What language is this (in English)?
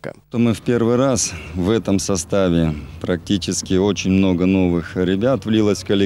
Russian